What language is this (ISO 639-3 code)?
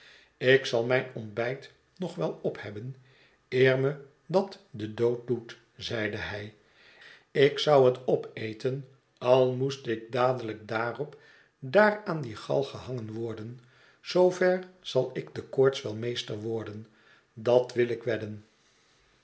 nld